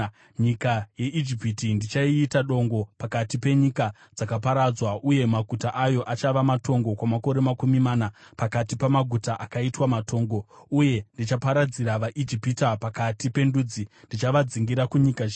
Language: Shona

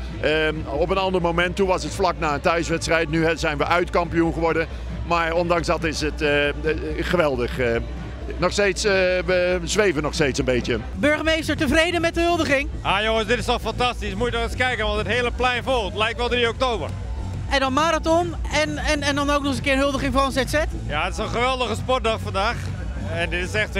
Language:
Dutch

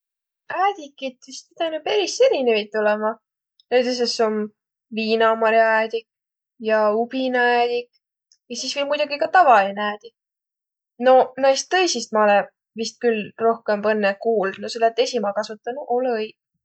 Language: Võro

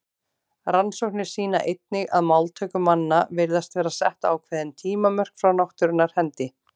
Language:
Icelandic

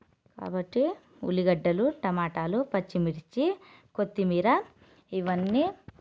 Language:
Telugu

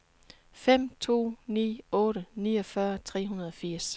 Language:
Danish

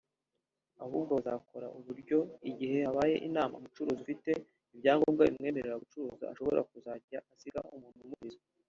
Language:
Kinyarwanda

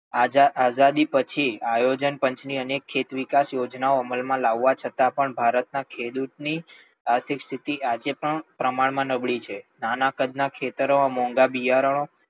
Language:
Gujarati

